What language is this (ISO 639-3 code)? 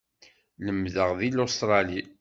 kab